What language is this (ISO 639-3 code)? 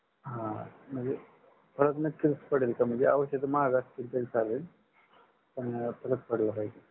mar